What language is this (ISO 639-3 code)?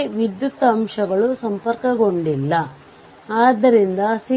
kan